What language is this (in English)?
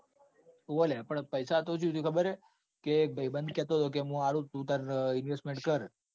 Gujarati